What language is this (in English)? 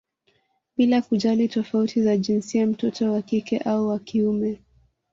Swahili